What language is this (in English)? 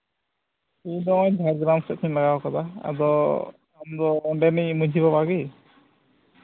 Santali